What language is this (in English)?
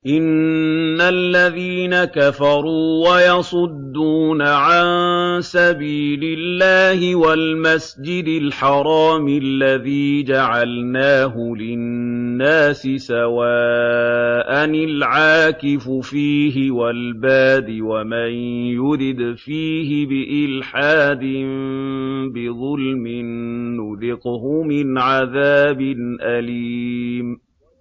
Arabic